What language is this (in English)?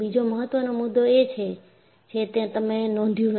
Gujarati